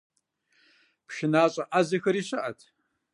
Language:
Kabardian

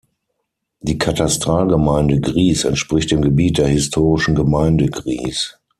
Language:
German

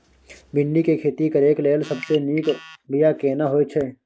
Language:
Maithili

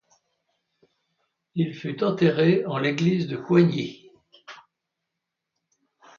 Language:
French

